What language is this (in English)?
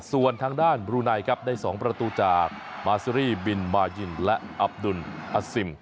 Thai